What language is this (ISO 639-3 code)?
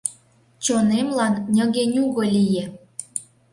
chm